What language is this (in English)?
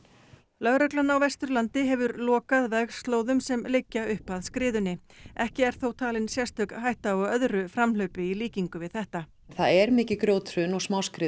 Icelandic